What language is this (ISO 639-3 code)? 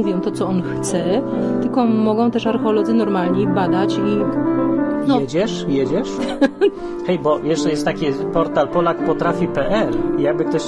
pol